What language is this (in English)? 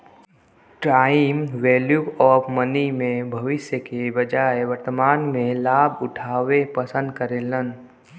Bhojpuri